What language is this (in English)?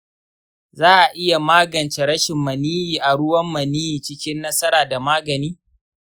Hausa